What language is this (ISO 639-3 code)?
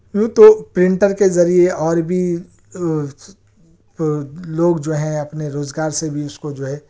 urd